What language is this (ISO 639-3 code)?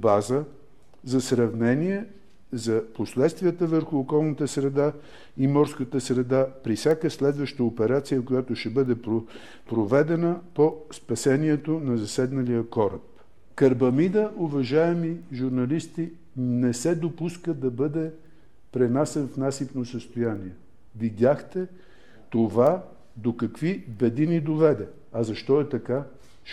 bul